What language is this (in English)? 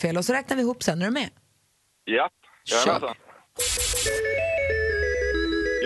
Swedish